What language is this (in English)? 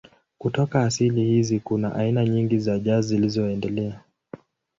Swahili